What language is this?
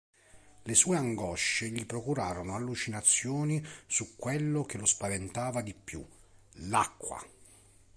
Italian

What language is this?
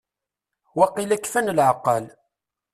Kabyle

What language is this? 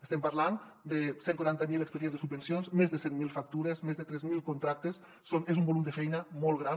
Catalan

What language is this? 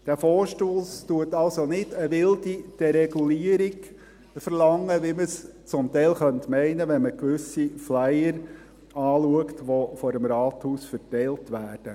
Swiss German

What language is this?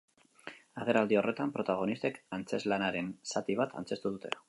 Basque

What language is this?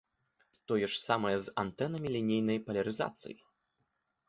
Belarusian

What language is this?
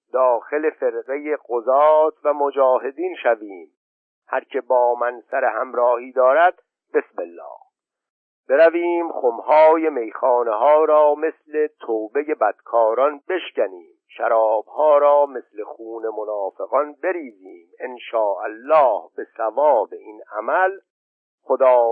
Persian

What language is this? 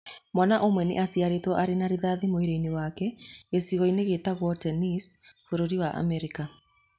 Kikuyu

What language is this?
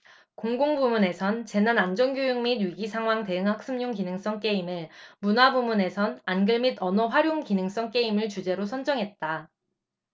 Korean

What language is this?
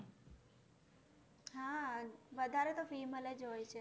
Gujarati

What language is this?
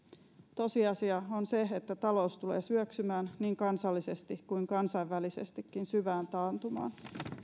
Finnish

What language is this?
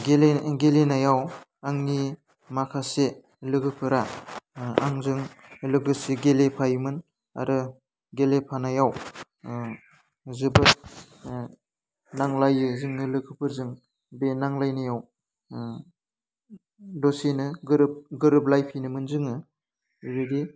Bodo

